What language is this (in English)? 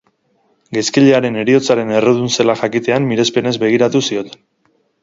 Basque